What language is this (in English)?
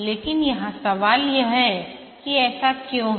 Hindi